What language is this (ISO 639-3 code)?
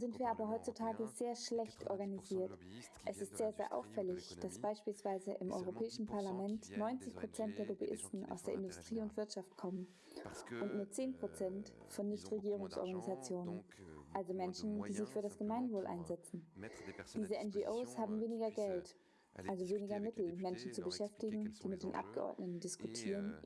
deu